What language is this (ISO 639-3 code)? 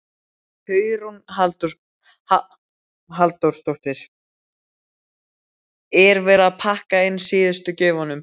isl